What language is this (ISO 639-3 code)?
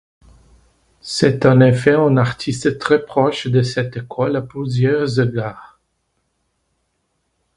fra